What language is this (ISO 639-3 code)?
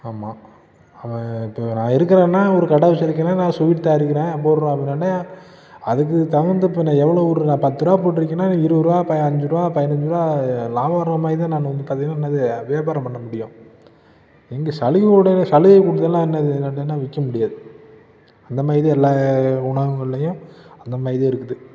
tam